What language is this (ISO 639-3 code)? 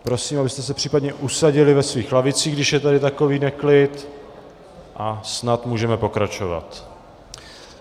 ces